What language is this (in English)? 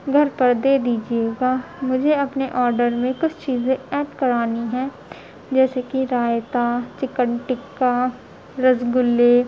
Urdu